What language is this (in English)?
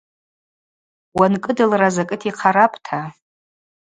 Abaza